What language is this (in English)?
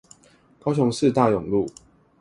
Chinese